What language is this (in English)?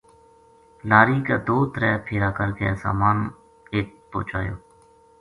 Gujari